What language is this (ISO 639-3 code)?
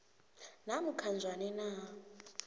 nbl